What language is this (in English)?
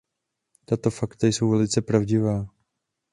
Czech